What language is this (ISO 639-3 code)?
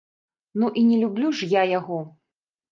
bel